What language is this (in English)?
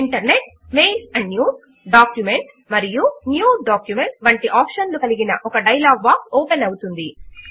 Telugu